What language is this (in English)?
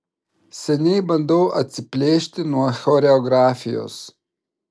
Lithuanian